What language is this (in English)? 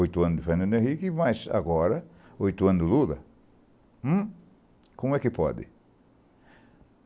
Portuguese